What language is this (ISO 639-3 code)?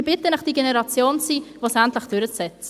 gsw